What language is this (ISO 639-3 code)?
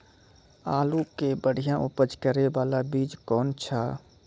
mai